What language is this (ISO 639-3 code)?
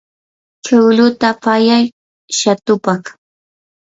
qur